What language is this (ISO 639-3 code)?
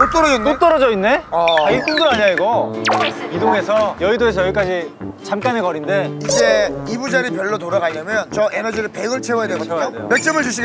kor